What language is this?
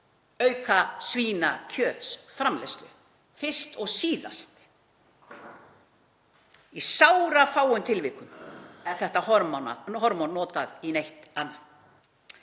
Icelandic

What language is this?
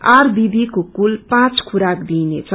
Nepali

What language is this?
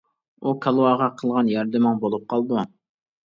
Uyghur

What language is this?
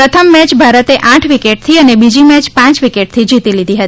Gujarati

